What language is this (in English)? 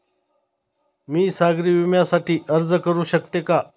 Marathi